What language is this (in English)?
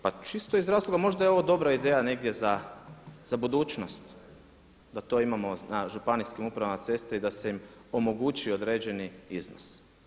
Croatian